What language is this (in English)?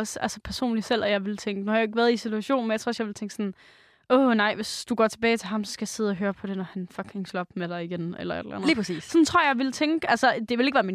Danish